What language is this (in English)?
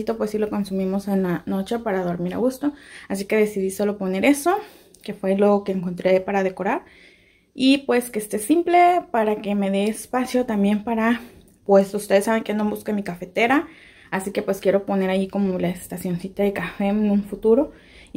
Spanish